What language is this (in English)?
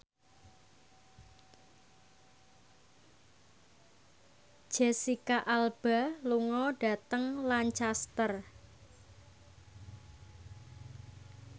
Javanese